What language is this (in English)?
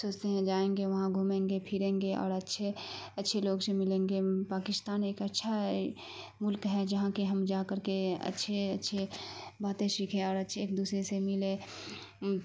Urdu